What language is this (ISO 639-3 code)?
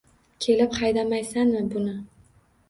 uzb